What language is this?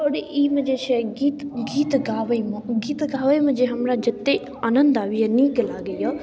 Maithili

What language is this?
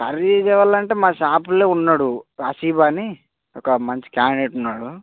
Telugu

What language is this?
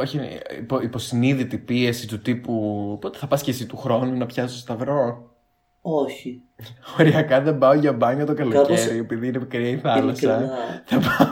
Greek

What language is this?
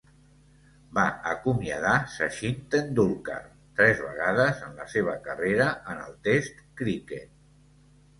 Catalan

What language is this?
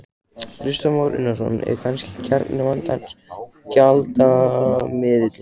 Icelandic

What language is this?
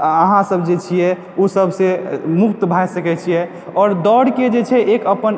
Maithili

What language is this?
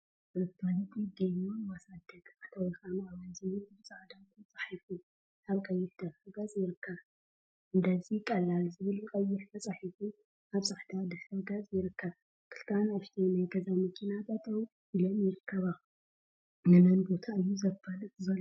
Tigrinya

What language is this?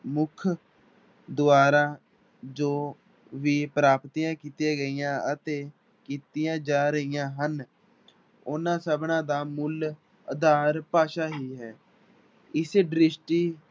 Punjabi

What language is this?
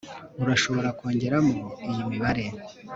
Kinyarwanda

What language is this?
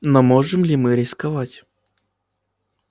Russian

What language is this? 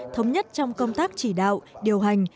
Vietnamese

